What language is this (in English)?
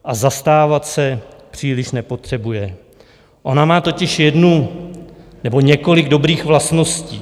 Czech